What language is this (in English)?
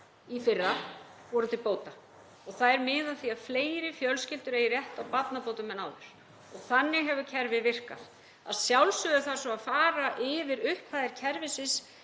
Icelandic